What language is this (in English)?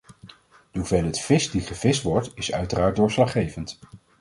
Dutch